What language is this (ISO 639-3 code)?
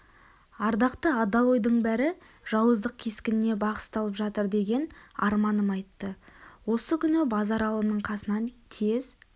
kaz